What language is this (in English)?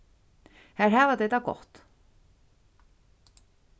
Faroese